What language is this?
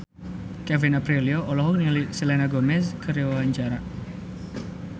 Sundanese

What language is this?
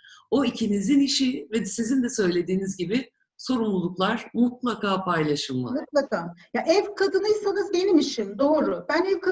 Turkish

